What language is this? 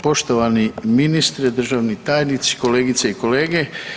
Croatian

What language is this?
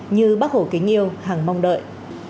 Vietnamese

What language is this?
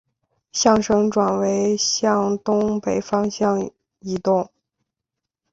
Chinese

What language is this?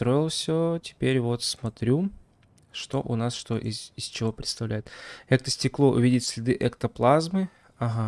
Russian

